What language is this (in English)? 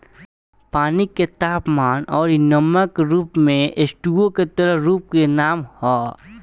Bhojpuri